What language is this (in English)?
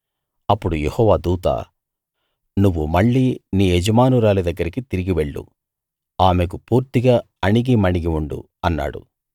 Telugu